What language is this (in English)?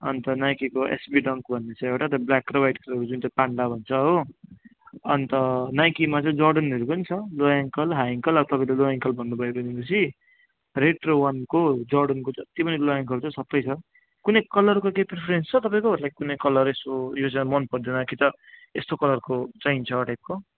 Nepali